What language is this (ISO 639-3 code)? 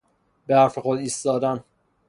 fas